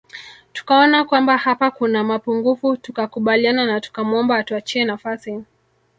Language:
Swahili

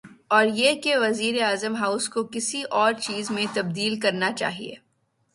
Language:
Urdu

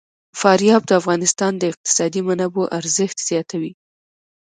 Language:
Pashto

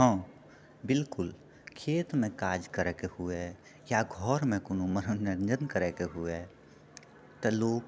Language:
Maithili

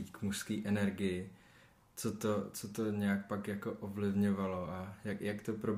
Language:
Czech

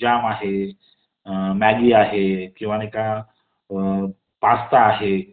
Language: Marathi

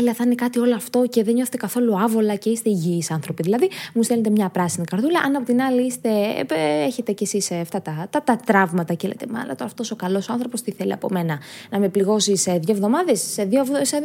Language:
Greek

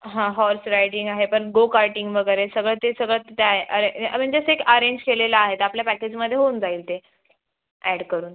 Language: Marathi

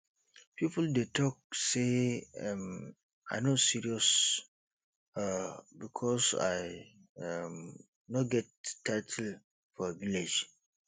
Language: Nigerian Pidgin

